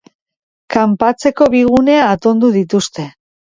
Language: Basque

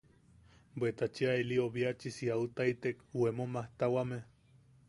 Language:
Yaqui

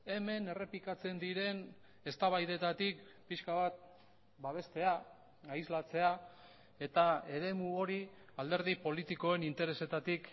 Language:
Basque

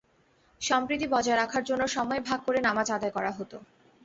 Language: Bangla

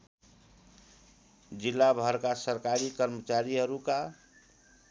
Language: Nepali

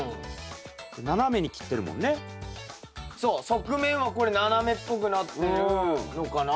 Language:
Japanese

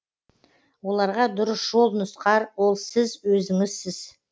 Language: Kazakh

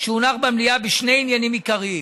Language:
Hebrew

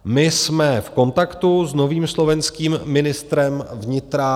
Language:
Czech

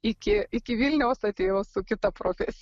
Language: Lithuanian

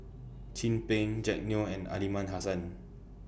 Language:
English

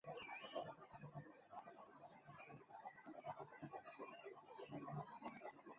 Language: Chinese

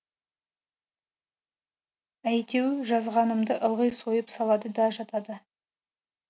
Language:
Kazakh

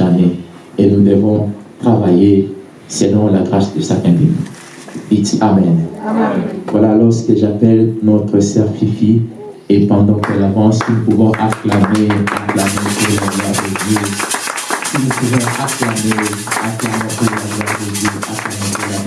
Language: French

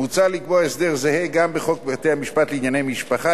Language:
Hebrew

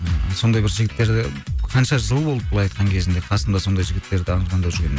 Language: Kazakh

